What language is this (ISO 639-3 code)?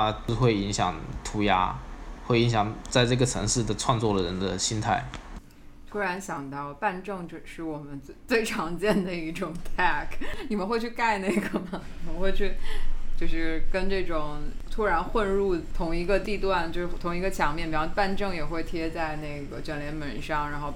zho